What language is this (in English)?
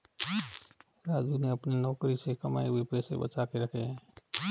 Hindi